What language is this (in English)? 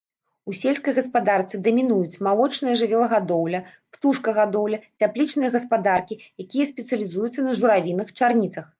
Belarusian